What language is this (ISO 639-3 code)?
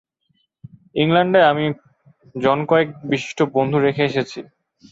ben